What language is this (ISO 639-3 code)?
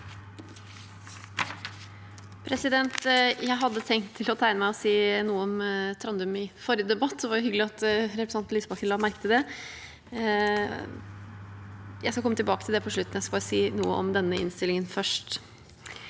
nor